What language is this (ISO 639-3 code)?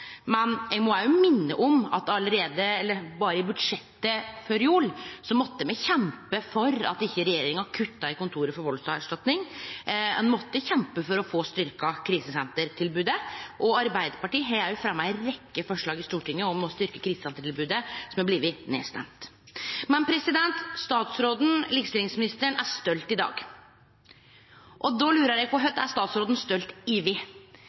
nno